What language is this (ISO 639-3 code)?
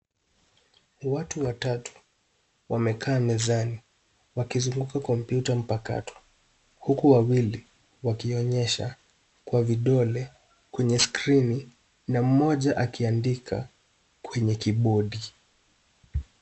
swa